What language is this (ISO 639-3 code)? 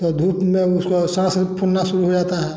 hin